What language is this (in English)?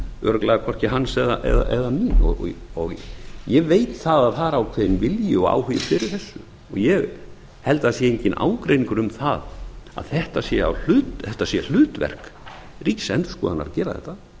Icelandic